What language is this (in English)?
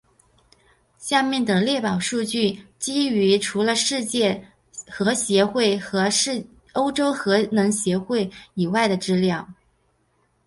Chinese